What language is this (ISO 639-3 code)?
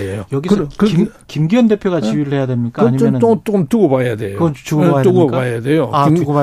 kor